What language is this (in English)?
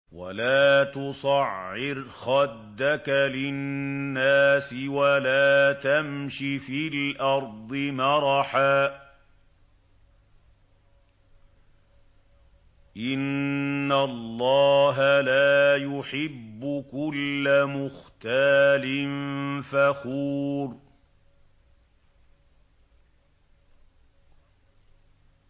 Arabic